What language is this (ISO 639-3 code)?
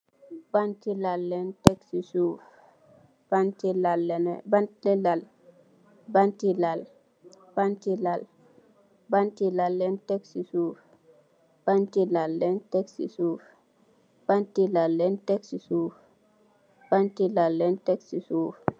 wol